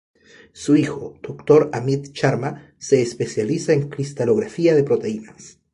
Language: Spanish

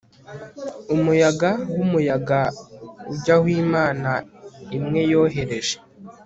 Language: Kinyarwanda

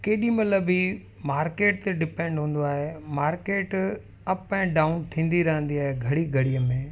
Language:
Sindhi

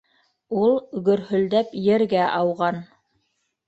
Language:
Bashkir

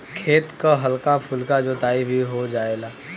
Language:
Bhojpuri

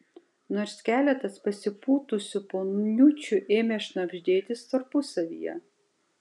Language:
Lithuanian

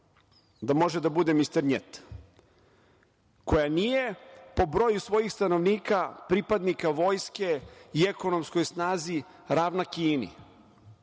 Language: Serbian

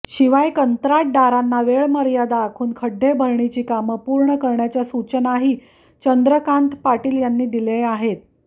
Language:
Marathi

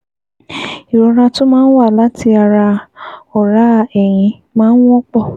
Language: Yoruba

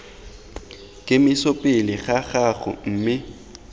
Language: Tswana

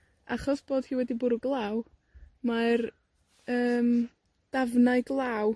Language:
Welsh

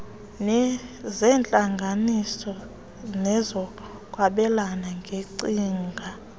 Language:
Xhosa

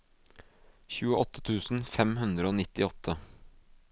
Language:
Norwegian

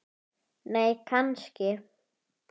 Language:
Icelandic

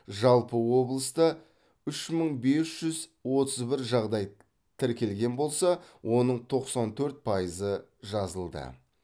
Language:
Kazakh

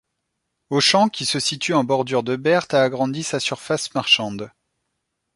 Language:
French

